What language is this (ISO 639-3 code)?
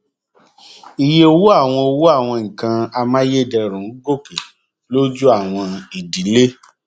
yor